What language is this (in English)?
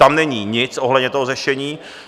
Czech